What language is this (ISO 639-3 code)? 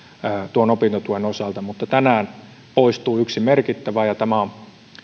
fin